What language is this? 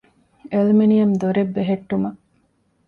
Divehi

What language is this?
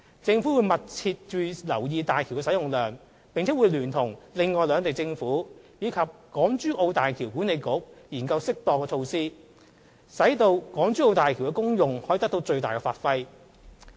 Cantonese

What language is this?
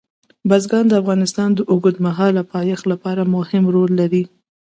Pashto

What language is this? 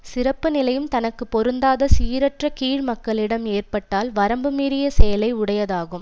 Tamil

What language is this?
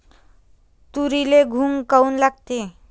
Marathi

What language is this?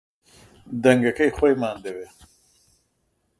Central Kurdish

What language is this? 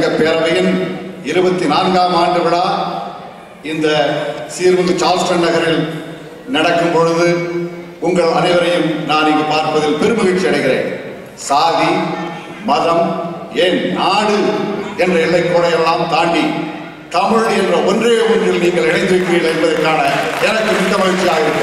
Tamil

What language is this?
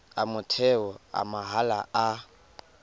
Tswana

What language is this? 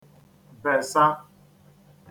Igbo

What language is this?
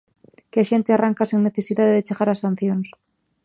Galician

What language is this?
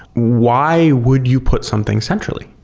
English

